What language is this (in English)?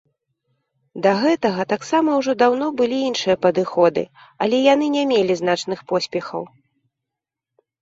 Belarusian